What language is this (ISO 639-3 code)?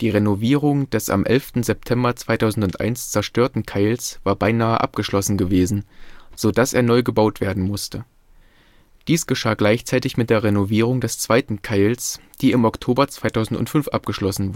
deu